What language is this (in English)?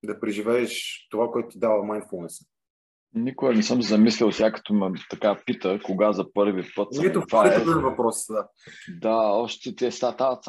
Bulgarian